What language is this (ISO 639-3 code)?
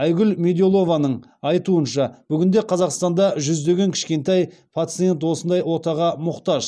kaz